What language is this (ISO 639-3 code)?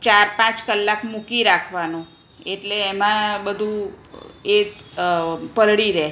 guj